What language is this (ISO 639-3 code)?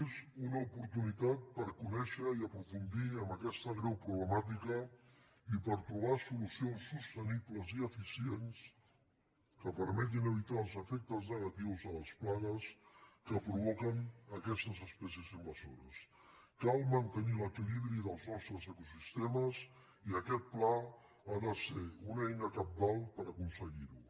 cat